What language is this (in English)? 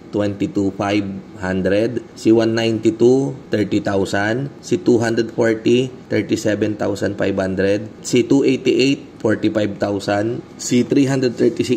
Filipino